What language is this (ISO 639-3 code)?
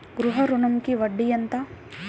tel